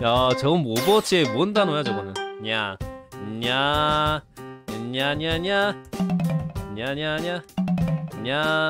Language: Korean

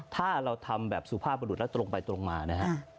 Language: Thai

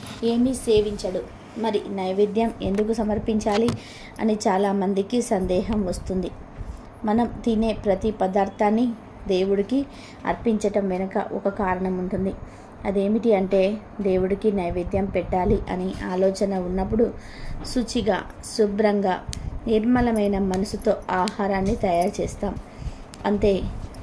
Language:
Telugu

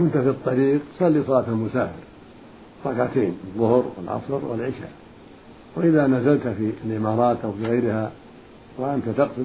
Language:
Arabic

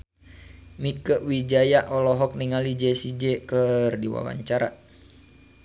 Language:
Sundanese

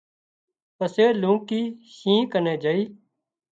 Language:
Wadiyara Koli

